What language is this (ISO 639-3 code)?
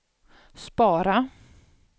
swe